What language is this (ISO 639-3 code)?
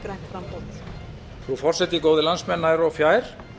isl